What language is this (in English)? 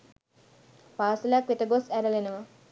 Sinhala